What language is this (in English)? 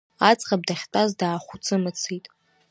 Abkhazian